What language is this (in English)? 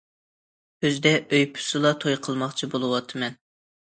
Uyghur